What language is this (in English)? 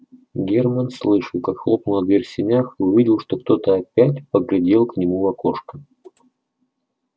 Russian